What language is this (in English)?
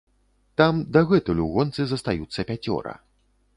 Belarusian